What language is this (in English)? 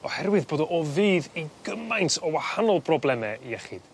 Welsh